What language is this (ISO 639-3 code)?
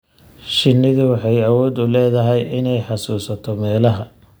som